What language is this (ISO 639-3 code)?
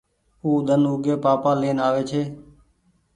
gig